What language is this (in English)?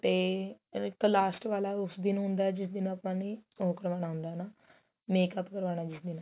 Punjabi